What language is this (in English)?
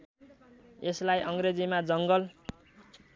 Nepali